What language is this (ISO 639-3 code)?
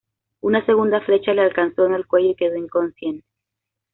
spa